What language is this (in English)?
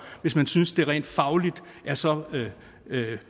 Danish